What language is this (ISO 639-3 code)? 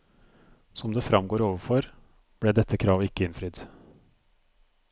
nor